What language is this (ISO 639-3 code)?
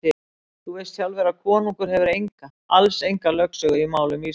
isl